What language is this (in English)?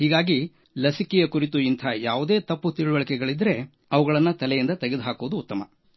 Kannada